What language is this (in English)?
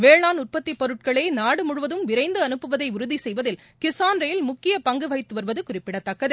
Tamil